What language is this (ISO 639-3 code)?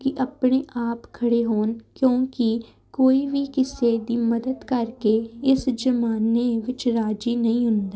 pan